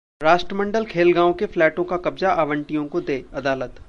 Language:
Hindi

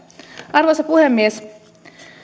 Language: Finnish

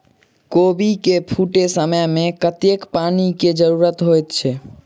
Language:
Maithili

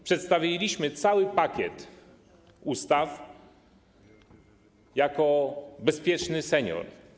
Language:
Polish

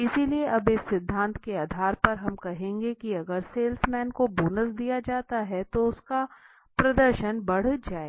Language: Hindi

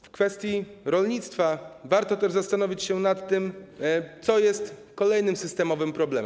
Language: Polish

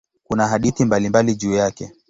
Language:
Swahili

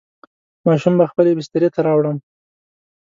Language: Pashto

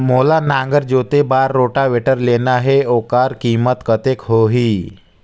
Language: Chhattisgarhi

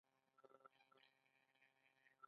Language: Pashto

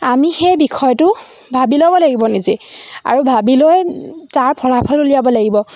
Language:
Assamese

